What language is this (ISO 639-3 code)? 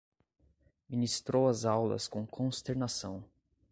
por